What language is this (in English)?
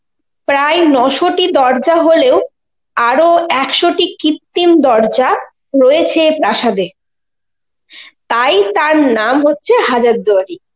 Bangla